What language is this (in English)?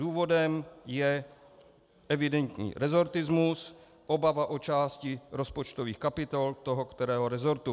Czech